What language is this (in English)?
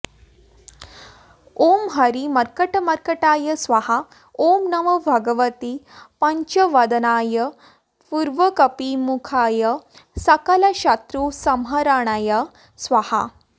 Sanskrit